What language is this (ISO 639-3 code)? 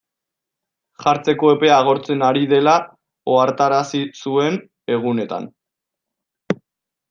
eus